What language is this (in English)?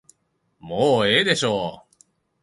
Japanese